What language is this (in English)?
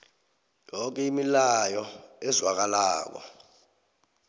South Ndebele